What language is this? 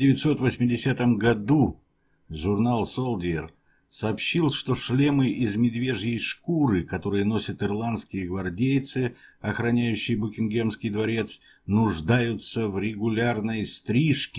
Russian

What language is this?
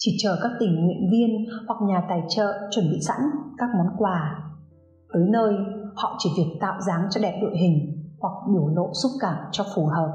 Vietnamese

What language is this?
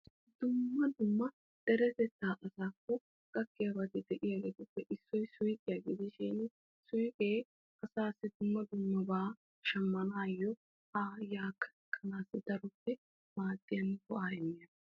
Wolaytta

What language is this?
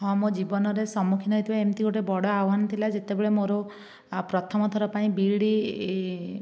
Odia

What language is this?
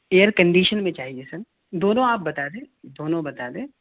Urdu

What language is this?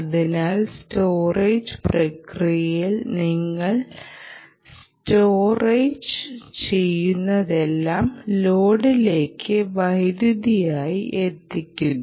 Malayalam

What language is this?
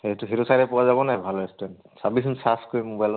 Assamese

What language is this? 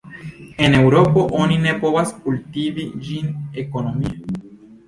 Esperanto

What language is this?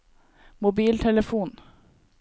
Norwegian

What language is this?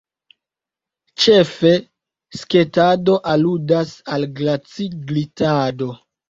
Esperanto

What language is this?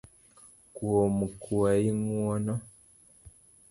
Luo (Kenya and Tanzania)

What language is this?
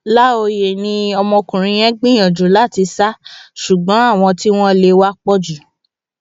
Yoruba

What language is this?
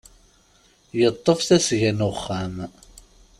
Kabyle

